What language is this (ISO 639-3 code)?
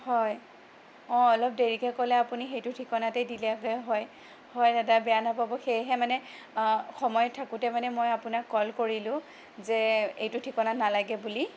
asm